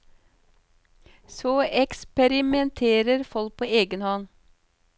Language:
Norwegian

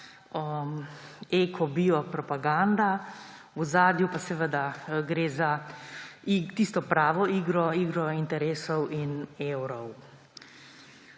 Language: Slovenian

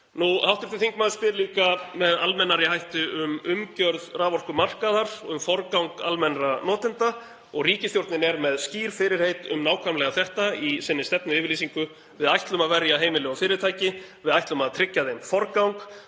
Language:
Icelandic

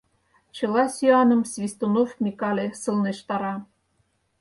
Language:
Mari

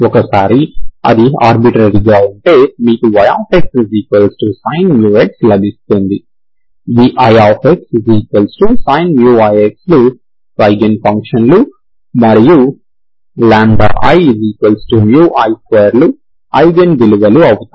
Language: Telugu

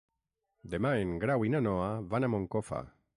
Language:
Catalan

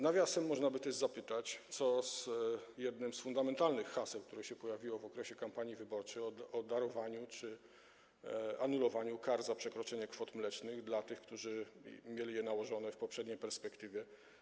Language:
Polish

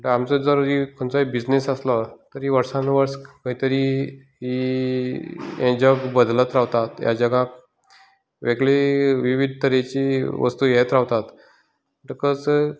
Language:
Konkani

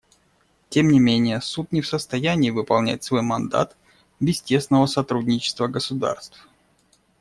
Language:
Russian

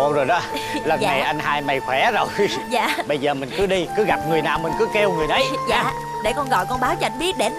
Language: Vietnamese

